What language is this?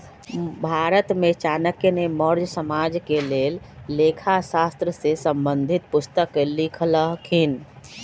Magahi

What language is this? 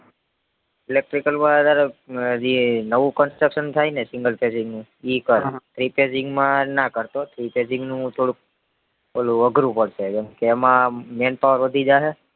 Gujarati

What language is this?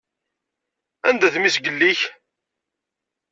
Kabyle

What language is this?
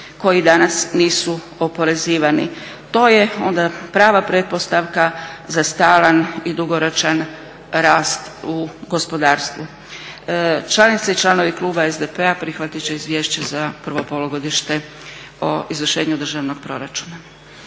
Croatian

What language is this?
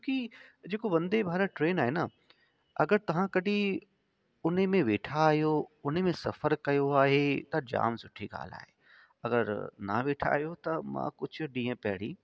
Sindhi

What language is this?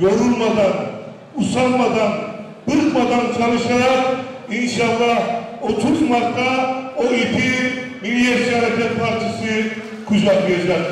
Turkish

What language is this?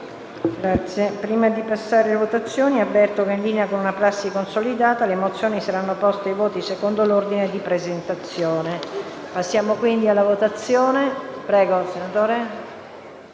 Italian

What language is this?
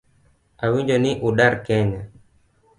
Luo (Kenya and Tanzania)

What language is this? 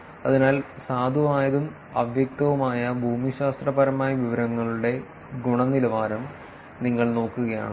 Malayalam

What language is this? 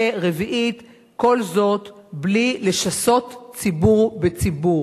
Hebrew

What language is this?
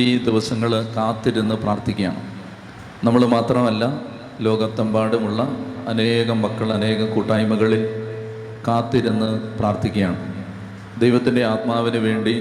Malayalam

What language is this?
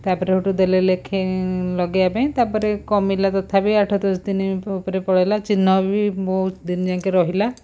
Odia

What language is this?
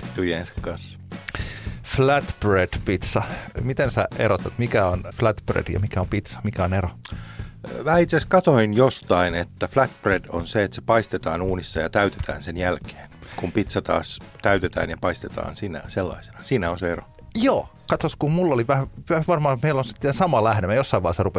Finnish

